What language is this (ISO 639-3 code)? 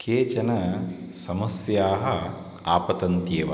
san